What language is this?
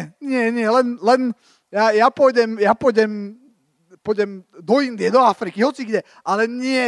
Slovak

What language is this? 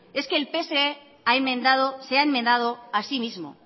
Spanish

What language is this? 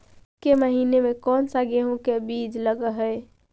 Magahi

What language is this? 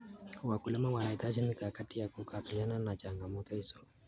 Kalenjin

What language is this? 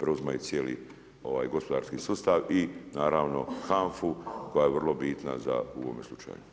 Croatian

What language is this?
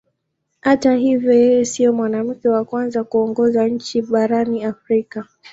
Swahili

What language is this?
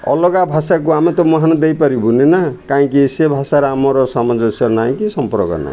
Odia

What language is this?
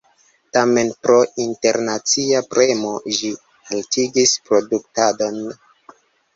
Esperanto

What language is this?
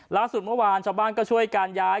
Thai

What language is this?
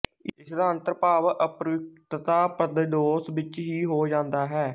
Punjabi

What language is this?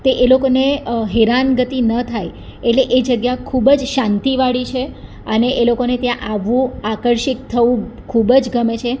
Gujarati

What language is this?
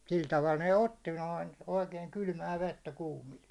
Finnish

